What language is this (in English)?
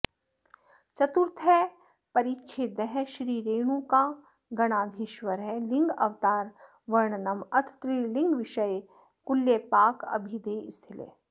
Sanskrit